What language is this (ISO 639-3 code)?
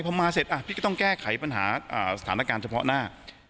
tha